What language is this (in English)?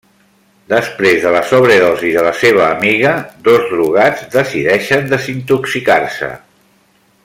Catalan